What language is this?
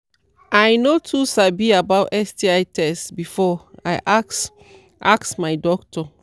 Nigerian Pidgin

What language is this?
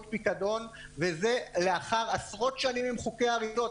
Hebrew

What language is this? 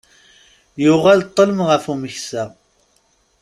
Kabyle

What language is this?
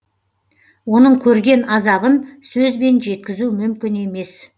Kazakh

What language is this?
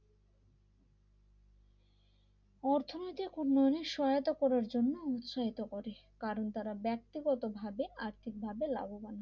Bangla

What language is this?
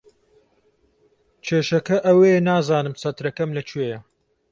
Central Kurdish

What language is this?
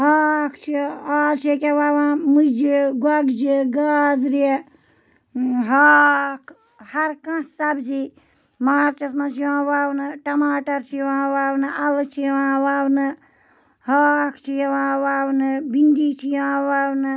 Kashmiri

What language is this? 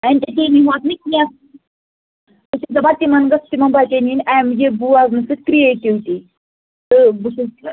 Kashmiri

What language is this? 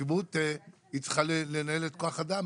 Hebrew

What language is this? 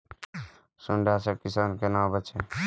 Maithili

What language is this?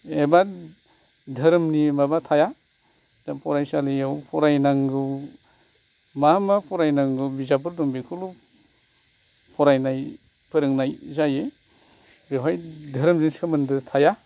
Bodo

